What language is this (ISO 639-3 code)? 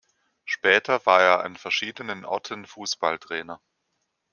deu